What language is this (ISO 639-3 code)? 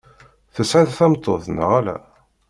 kab